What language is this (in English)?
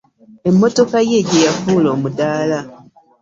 Ganda